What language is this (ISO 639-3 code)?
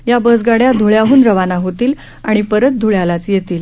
mar